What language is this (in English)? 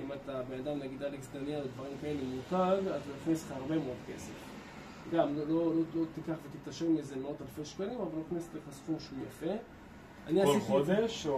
Hebrew